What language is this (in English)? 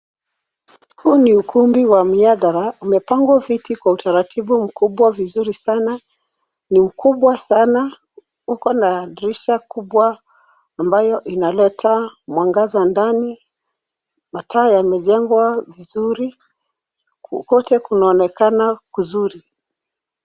Swahili